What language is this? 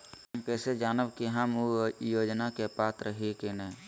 Magahi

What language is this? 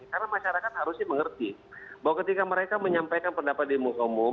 Indonesian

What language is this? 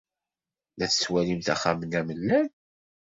Kabyle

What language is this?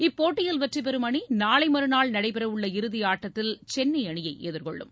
Tamil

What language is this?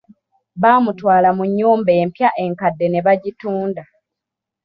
Ganda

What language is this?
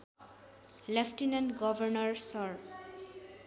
Nepali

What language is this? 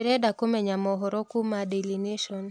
Kikuyu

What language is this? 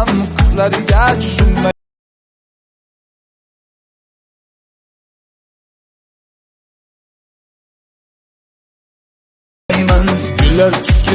Turkish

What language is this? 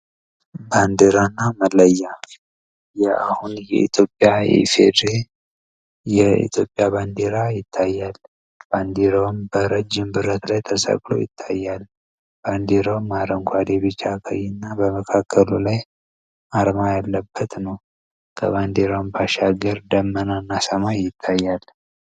Amharic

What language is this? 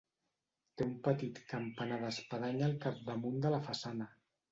Catalan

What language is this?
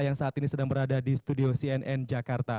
Indonesian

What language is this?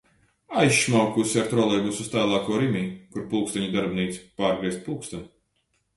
Latvian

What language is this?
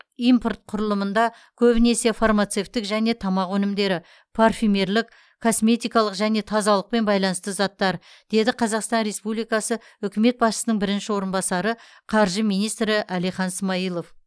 Kazakh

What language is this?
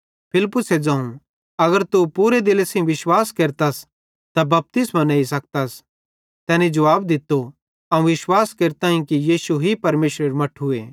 Bhadrawahi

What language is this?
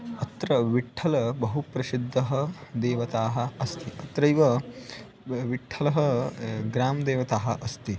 Sanskrit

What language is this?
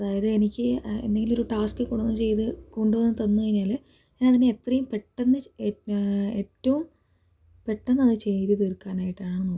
Malayalam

